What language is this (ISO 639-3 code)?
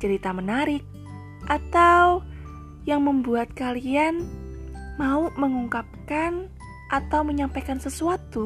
ind